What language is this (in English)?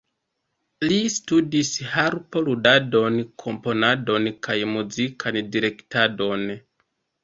Esperanto